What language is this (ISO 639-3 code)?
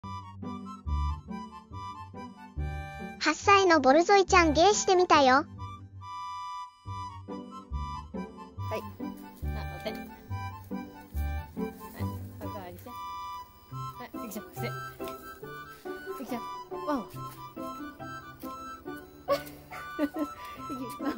jpn